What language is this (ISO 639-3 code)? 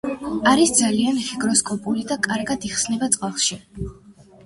kat